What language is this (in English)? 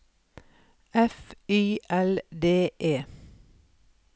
Norwegian